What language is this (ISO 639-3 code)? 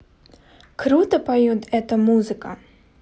rus